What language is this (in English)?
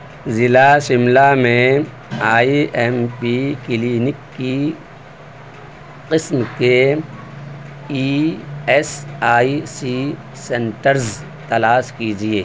Urdu